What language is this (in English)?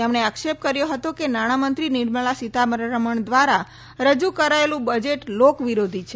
Gujarati